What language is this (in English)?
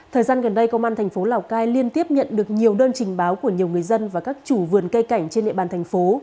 Vietnamese